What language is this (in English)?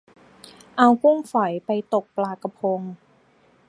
Thai